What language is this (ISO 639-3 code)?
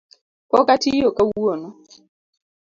luo